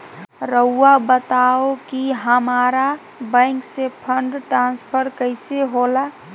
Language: Magahi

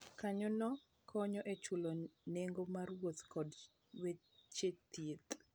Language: Luo (Kenya and Tanzania)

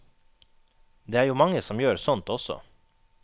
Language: Norwegian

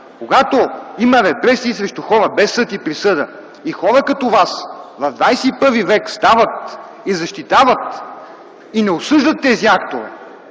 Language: Bulgarian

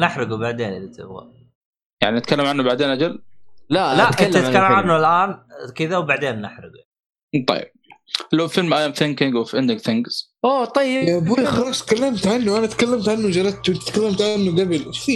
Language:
Arabic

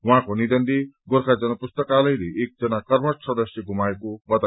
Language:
Nepali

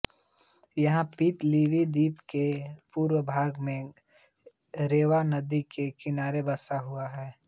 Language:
Hindi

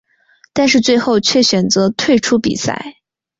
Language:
Chinese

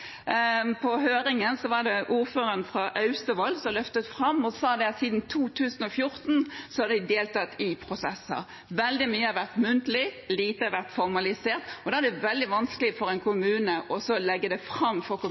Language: Norwegian Bokmål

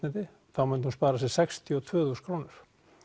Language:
Icelandic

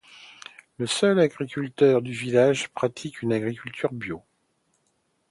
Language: French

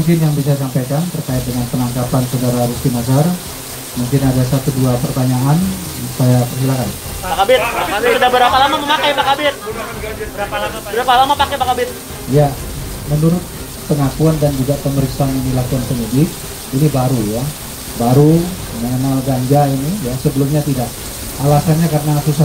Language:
Indonesian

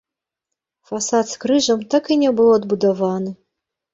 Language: Belarusian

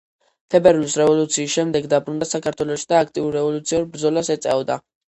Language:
Georgian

